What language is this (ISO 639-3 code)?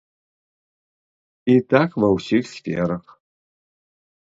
bel